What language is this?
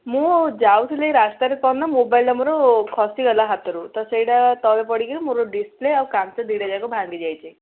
Odia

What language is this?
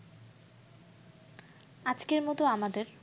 Bangla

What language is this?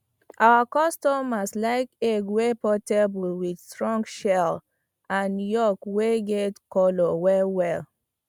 Nigerian Pidgin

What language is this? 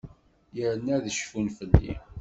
Kabyle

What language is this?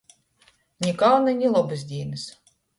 Latgalian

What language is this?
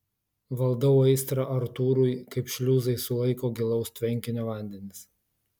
Lithuanian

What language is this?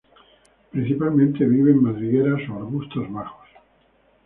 Spanish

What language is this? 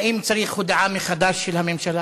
Hebrew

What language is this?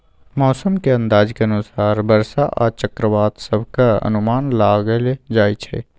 Maithili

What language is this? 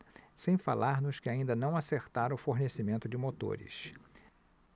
Portuguese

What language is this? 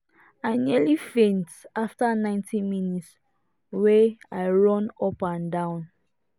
Nigerian Pidgin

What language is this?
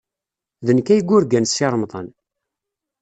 Kabyle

